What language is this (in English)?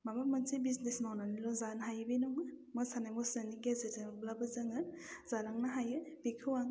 Bodo